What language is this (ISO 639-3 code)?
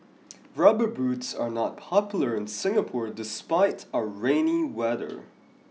eng